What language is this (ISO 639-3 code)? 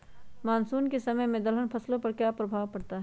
mag